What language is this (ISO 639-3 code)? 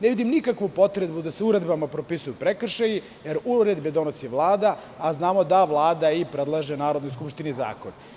srp